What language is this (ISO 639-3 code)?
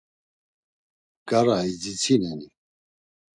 lzz